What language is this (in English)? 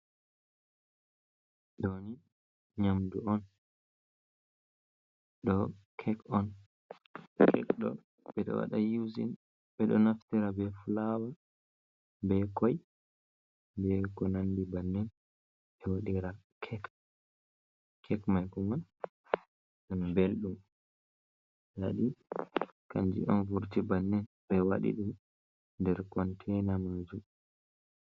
Fula